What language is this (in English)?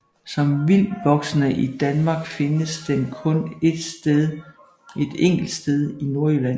Danish